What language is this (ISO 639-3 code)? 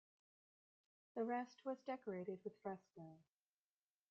eng